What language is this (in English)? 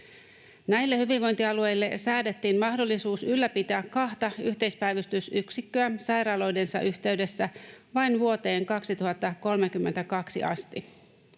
Finnish